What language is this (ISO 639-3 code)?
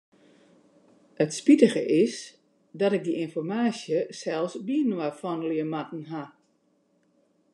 fry